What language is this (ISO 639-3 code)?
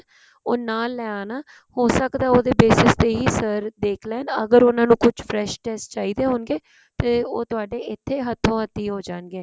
pan